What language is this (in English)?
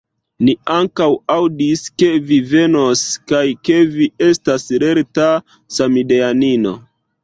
Esperanto